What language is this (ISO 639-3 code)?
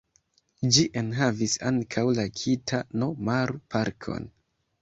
epo